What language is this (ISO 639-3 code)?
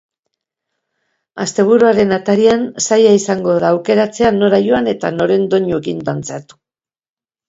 eus